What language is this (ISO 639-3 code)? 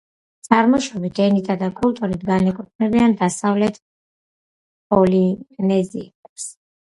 kat